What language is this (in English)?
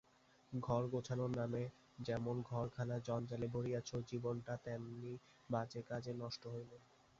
Bangla